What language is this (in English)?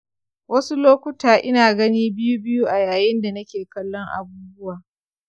Hausa